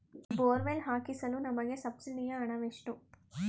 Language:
Kannada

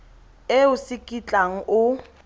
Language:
Tswana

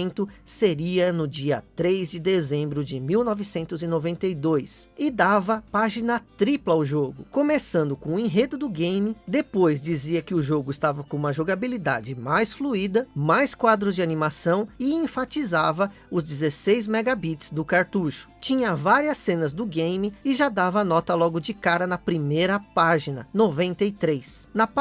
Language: Portuguese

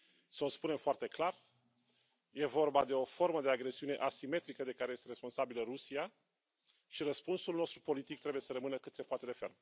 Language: Romanian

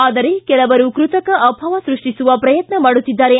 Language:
Kannada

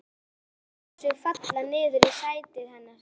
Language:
Icelandic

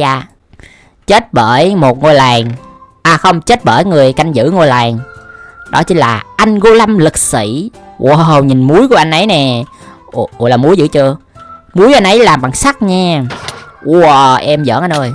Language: Vietnamese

